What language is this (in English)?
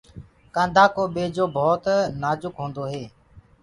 Gurgula